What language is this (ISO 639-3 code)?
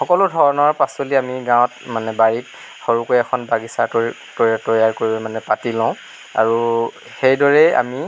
asm